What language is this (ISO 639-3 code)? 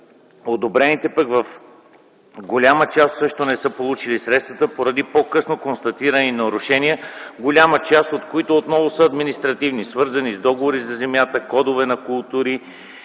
bul